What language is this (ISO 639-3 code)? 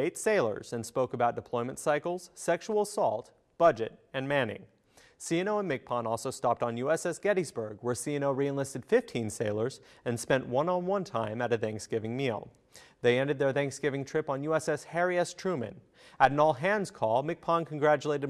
eng